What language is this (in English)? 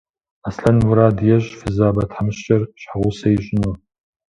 Kabardian